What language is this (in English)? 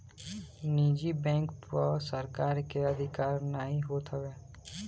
Bhojpuri